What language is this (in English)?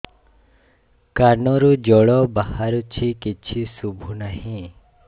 Odia